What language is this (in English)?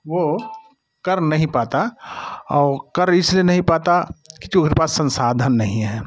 Hindi